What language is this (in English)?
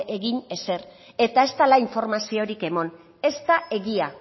Basque